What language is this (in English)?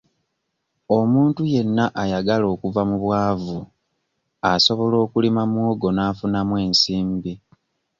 Ganda